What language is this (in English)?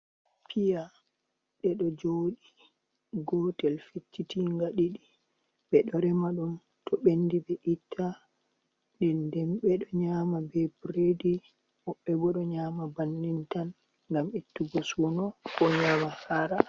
Fula